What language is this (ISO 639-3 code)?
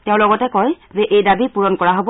asm